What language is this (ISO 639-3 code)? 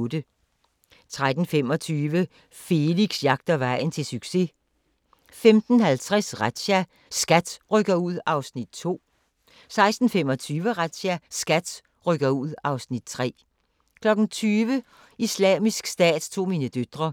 dan